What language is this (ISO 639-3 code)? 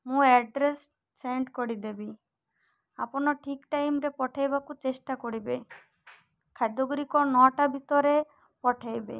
ori